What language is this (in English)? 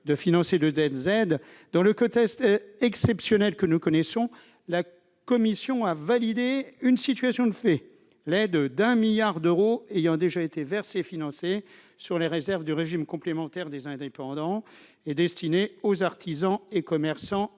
French